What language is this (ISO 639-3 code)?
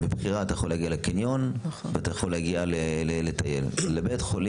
heb